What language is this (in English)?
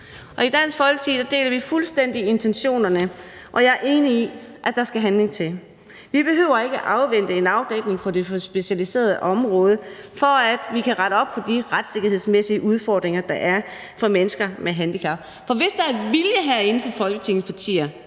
Danish